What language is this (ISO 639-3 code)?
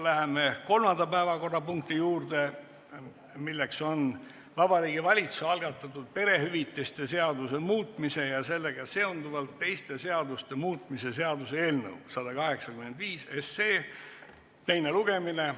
est